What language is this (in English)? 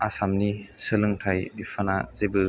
Bodo